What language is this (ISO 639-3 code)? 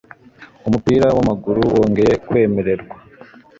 kin